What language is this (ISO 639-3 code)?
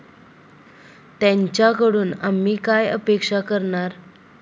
mar